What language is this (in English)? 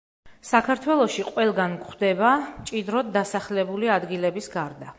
Georgian